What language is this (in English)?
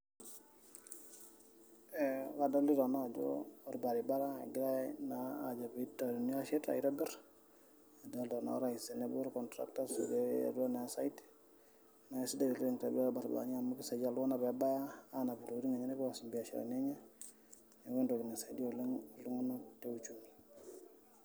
Masai